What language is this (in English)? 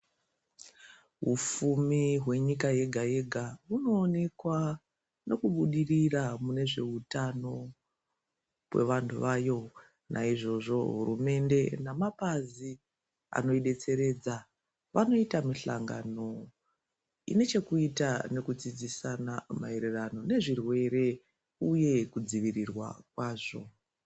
Ndau